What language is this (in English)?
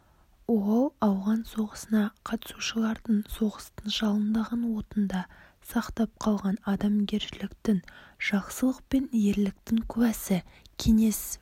Kazakh